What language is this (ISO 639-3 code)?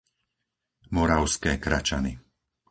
slk